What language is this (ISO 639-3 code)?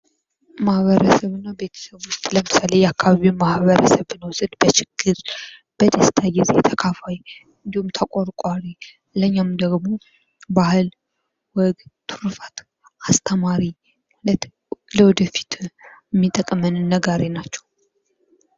amh